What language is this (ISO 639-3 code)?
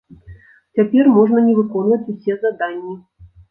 bel